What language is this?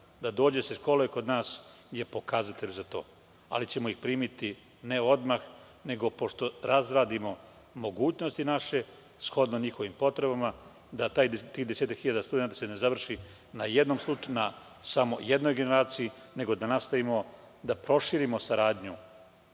Serbian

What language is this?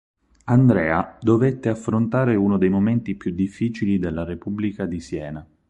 Italian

